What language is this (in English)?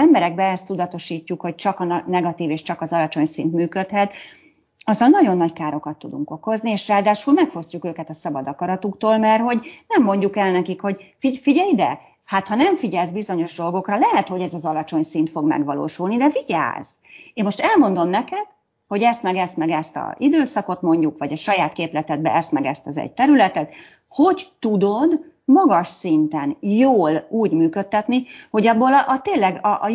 Hungarian